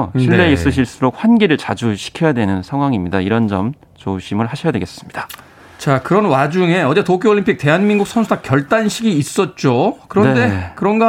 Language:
Korean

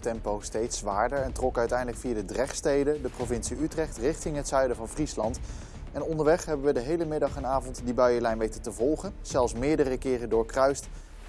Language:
Dutch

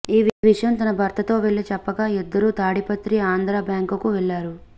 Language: Telugu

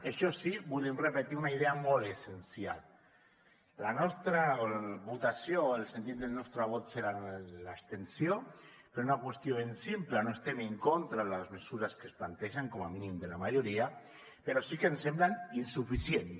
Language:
Catalan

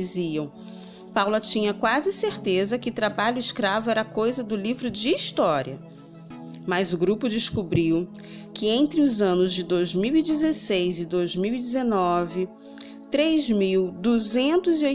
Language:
Portuguese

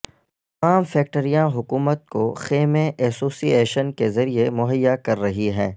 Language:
Urdu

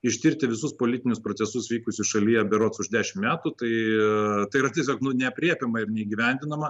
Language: Lithuanian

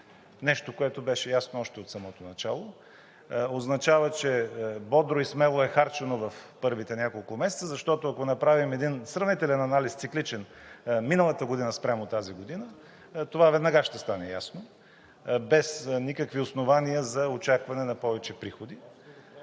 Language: Bulgarian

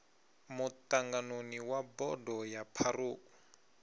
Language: Venda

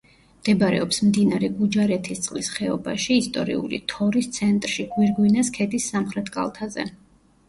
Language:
Georgian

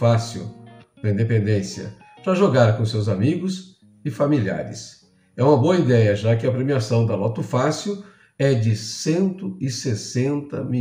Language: Portuguese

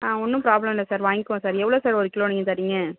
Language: Tamil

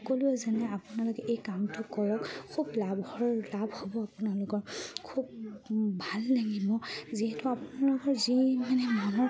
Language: Assamese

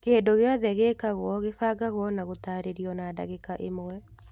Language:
Kikuyu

